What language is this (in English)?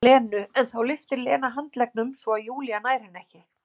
Icelandic